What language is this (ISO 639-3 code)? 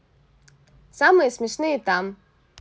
rus